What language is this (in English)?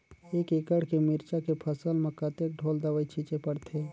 Chhattisgarhi